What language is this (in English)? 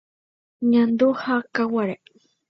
Guarani